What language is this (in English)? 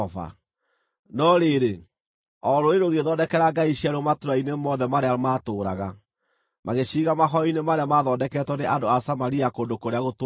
Kikuyu